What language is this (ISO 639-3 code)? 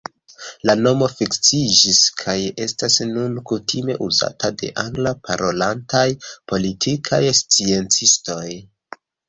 epo